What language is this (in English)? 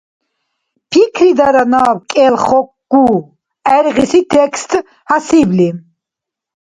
Dargwa